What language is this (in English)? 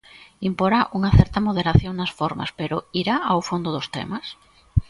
Galician